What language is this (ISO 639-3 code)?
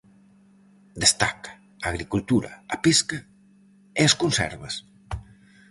glg